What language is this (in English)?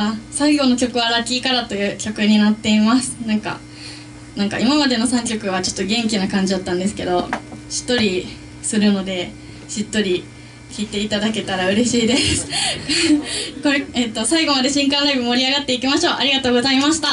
Japanese